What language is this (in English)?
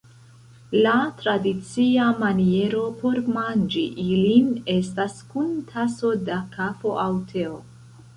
Esperanto